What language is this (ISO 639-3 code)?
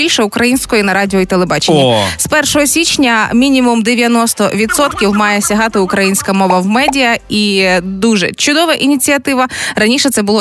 ukr